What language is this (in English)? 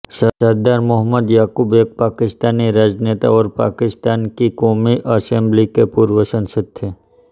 Hindi